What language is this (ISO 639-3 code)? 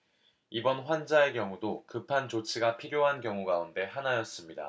kor